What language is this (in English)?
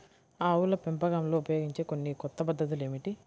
Telugu